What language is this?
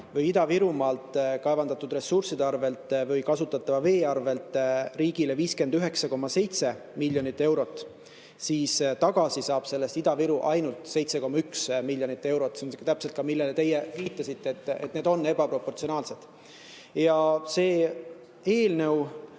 Estonian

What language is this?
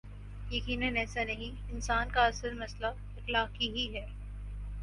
Urdu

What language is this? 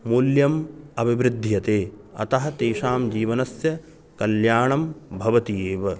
Sanskrit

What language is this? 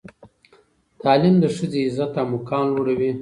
Pashto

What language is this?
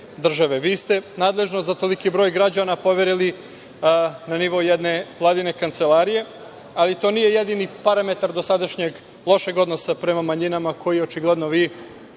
Serbian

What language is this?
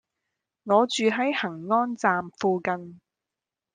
Cantonese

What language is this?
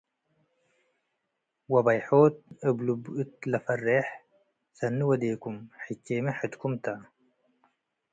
Tigre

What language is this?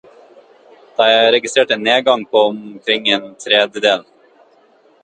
Norwegian Bokmål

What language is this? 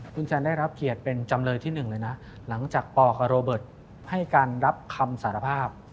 Thai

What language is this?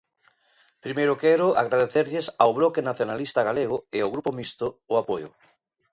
Galician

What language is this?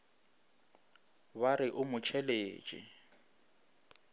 Northern Sotho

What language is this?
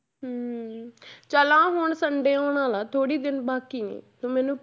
Punjabi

